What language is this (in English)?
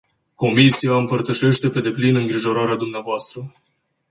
Romanian